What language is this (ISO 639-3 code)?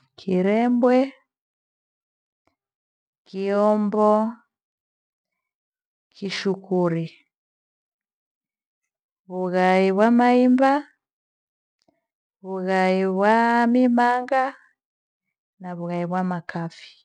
gwe